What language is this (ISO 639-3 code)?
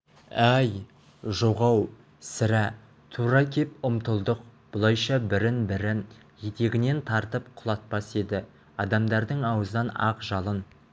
kaz